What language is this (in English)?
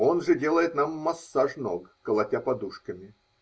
Russian